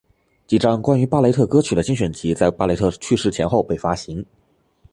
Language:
Chinese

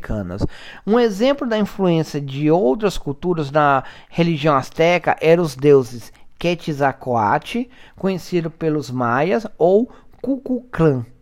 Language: Portuguese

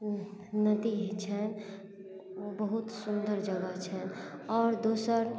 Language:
Maithili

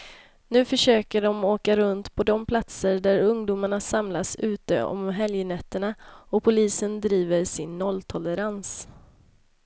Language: Swedish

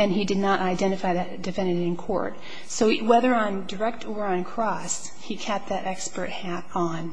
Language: English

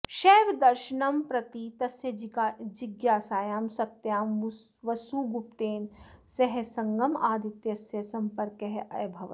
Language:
Sanskrit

